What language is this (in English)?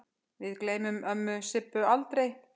Icelandic